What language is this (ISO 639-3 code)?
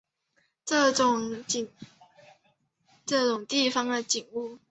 zho